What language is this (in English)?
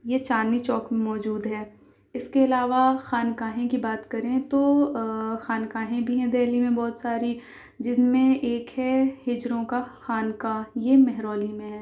Urdu